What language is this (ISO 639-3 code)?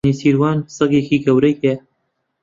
ckb